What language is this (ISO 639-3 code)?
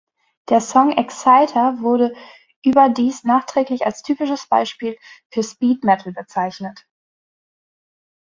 deu